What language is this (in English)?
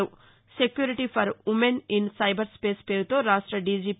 Telugu